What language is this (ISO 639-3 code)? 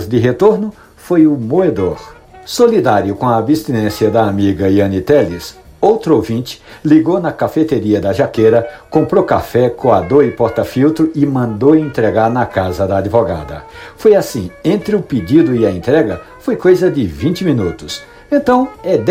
por